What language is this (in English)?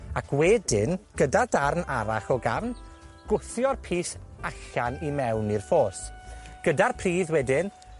Welsh